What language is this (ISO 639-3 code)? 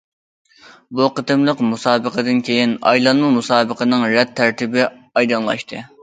uig